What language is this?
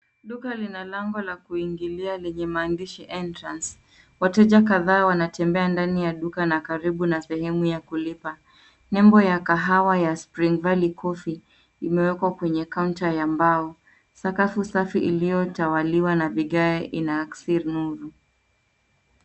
Swahili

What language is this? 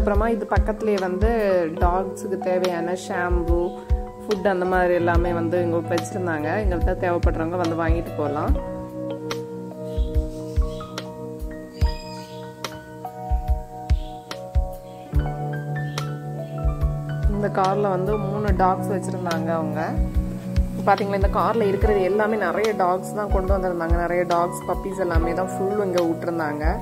Telugu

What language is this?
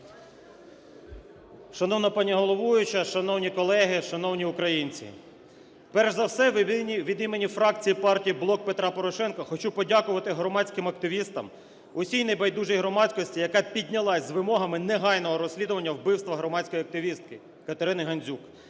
Ukrainian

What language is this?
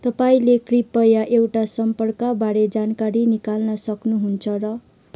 Nepali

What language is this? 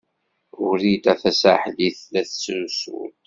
Kabyle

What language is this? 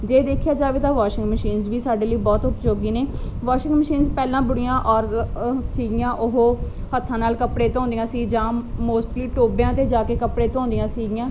Punjabi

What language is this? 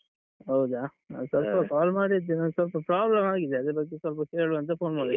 Kannada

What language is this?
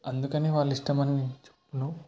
Telugu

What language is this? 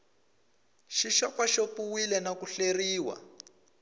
Tsonga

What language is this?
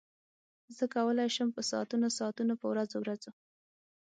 Pashto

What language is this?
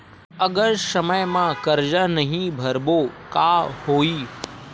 Chhattisgarhi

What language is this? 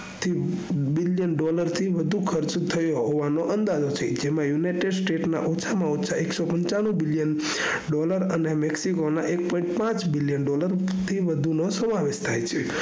Gujarati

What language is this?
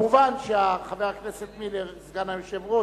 Hebrew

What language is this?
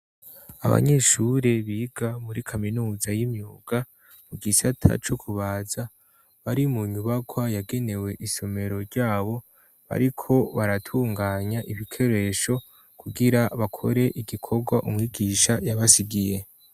Rundi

